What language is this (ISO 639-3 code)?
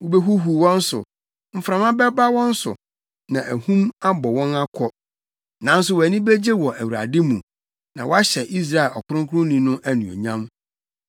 aka